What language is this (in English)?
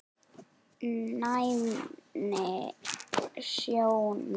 Icelandic